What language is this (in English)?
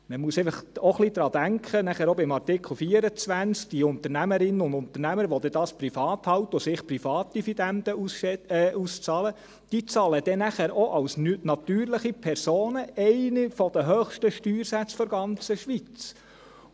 Swiss German